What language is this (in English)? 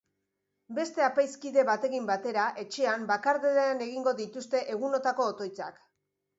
Basque